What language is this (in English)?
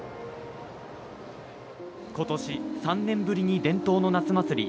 Japanese